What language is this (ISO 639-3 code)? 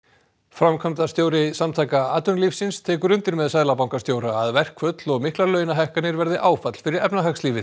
isl